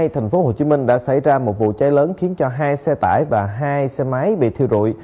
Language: Vietnamese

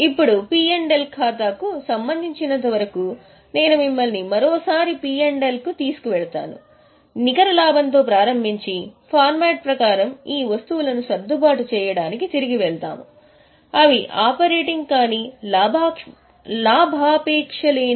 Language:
Telugu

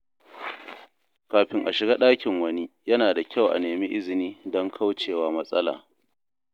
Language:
Hausa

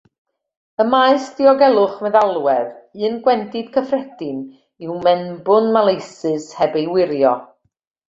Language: Welsh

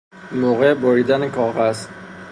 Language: Persian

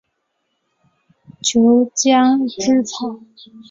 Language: Chinese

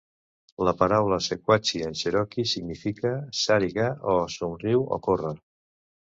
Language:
Catalan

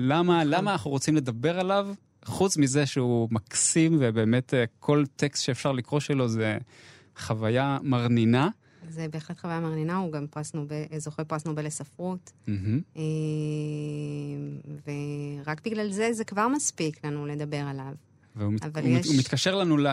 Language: Hebrew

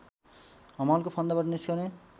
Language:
Nepali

